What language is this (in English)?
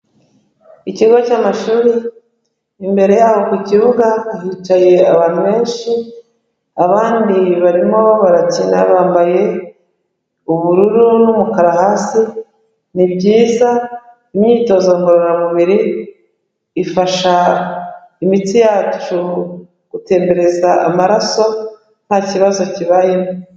Kinyarwanda